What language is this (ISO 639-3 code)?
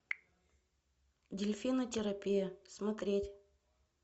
rus